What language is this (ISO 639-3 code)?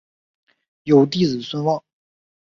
zho